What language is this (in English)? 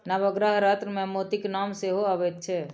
Maithili